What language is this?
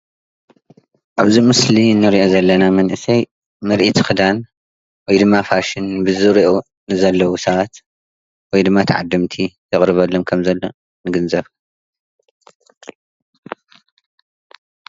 Tigrinya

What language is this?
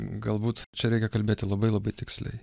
Lithuanian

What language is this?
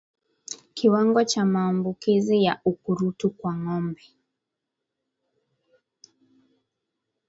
Swahili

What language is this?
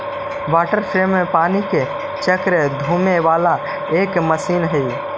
Magahi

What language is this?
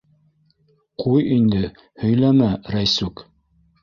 Bashkir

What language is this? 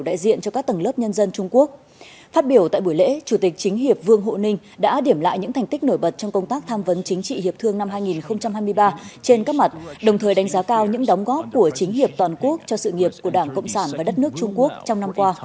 Vietnamese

